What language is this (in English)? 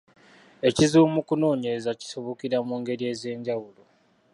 Ganda